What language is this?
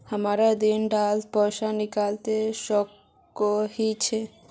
Magahi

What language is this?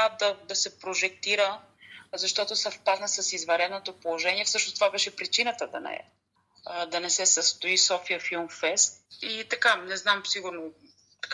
Bulgarian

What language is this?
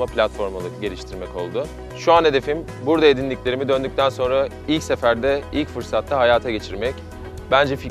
Turkish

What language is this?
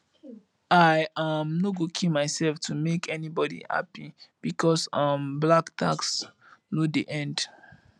Nigerian Pidgin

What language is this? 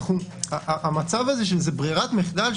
Hebrew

